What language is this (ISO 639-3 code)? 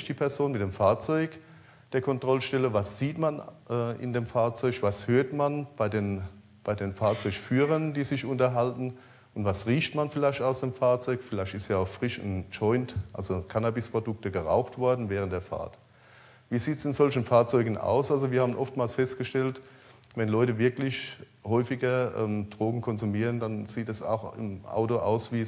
deu